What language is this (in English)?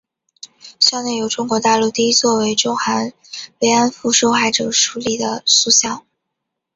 Chinese